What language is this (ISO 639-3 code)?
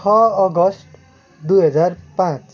nep